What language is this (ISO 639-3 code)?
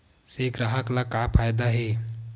hne